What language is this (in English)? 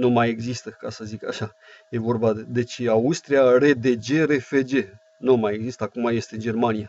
Romanian